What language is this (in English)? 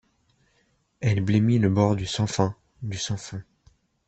French